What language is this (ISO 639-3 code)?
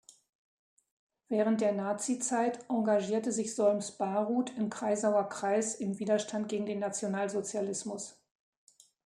deu